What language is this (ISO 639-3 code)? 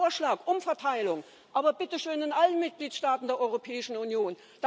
deu